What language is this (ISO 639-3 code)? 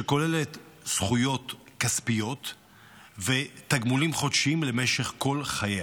heb